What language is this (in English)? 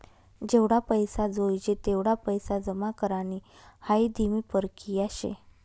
Marathi